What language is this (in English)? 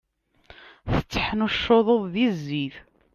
Kabyle